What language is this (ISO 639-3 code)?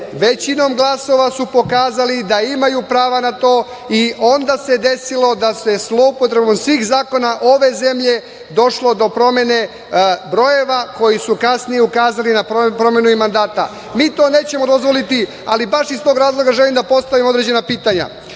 srp